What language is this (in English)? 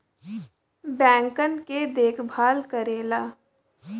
Bhojpuri